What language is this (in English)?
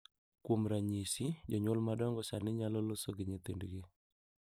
Luo (Kenya and Tanzania)